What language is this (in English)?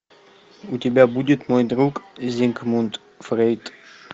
Russian